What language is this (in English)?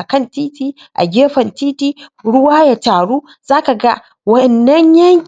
Hausa